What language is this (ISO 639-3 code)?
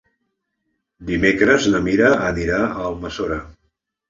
cat